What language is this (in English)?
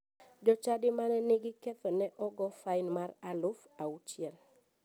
Luo (Kenya and Tanzania)